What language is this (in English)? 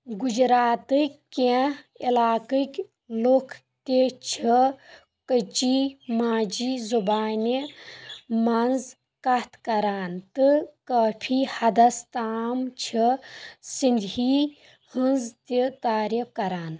Kashmiri